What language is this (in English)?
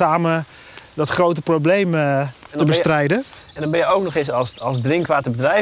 Dutch